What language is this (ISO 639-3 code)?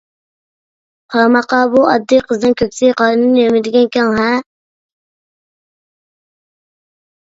uig